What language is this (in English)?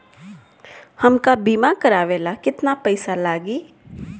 Bhojpuri